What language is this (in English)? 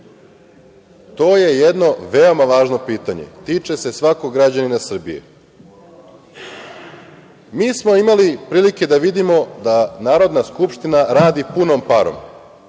Serbian